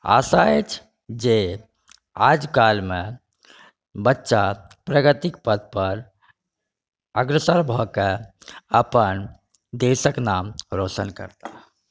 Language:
Maithili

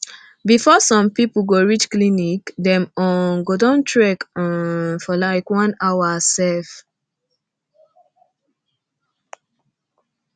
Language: Nigerian Pidgin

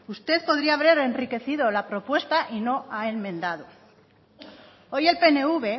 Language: Spanish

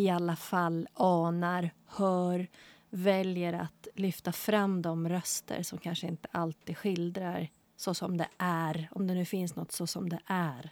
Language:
Swedish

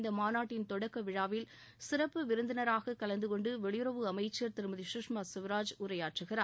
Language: Tamil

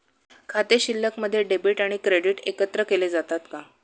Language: Marathi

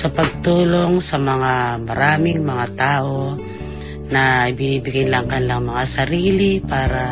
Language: Filipino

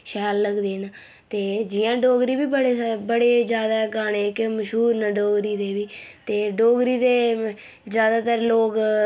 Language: Dogri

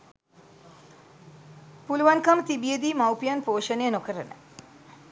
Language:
Sinhala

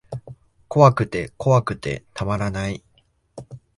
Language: Japanese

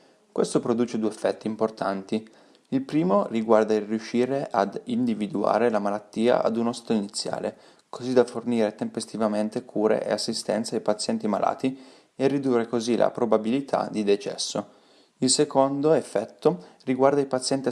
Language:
Italian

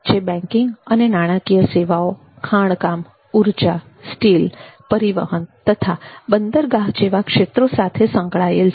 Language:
Gujarati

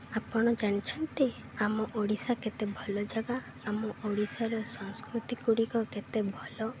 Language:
Odia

